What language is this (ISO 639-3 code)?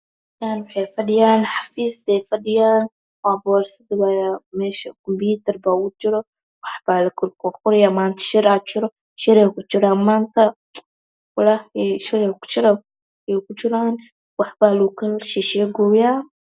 som